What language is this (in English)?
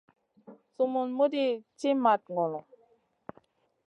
Masana